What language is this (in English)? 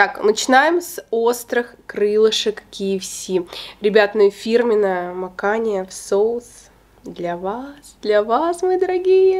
Russian